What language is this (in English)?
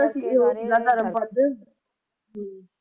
Punjabi